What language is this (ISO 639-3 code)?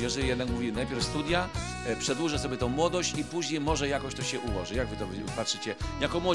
pol